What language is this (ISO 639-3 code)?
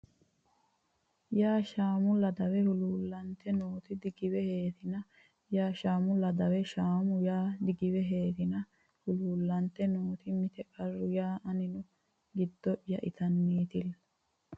sid